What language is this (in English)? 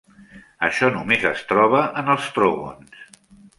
Catalan